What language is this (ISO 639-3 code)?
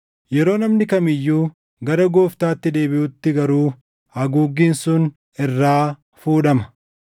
orm